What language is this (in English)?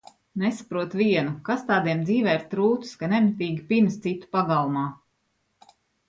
Latvian